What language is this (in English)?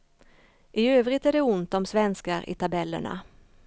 Swedish